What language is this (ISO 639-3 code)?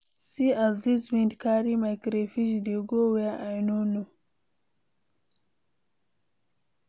pcm